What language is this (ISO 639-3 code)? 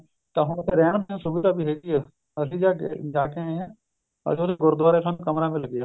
pan